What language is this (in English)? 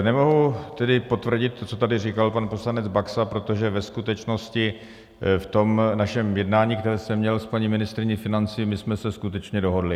Czech